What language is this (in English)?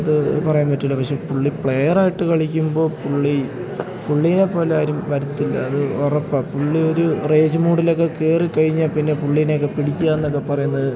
Malayalam